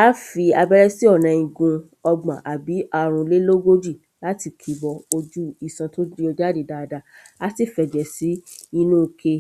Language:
Yoruba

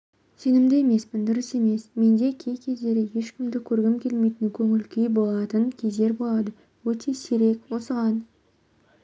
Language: Kazakh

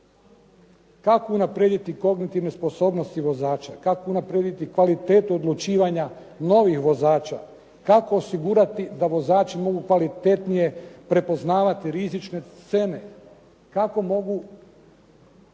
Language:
Croatian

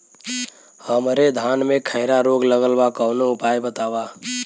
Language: Bhojpuri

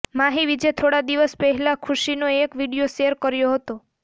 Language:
Gujarati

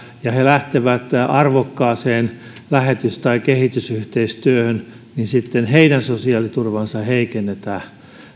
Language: Finnish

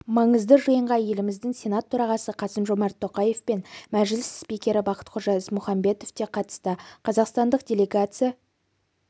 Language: Kazakh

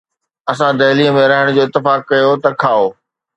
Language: Sindhi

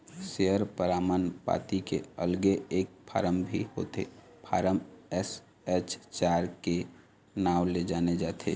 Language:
Chhattisgarhi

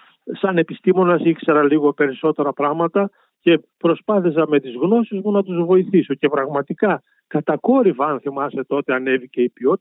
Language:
Greek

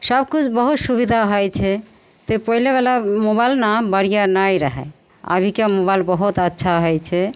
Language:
Maithili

